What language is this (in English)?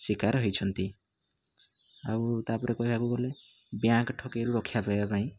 Odia